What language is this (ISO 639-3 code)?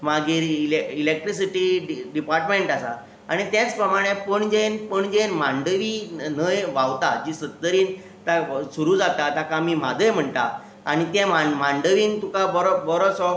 kok